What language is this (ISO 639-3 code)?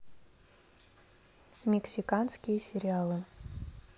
rus